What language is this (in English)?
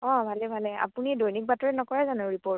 Assamese